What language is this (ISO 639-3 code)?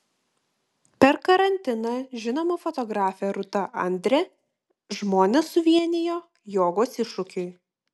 lit